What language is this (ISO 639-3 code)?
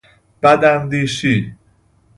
fas